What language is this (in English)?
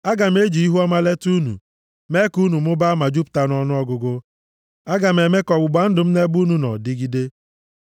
Igbo